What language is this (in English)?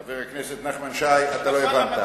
Hebrew